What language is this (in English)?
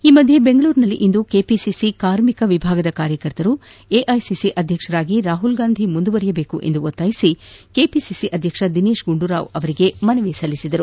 Kannada